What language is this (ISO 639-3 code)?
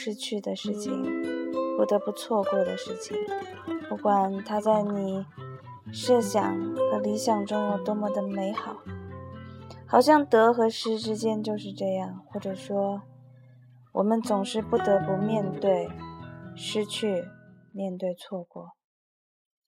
zho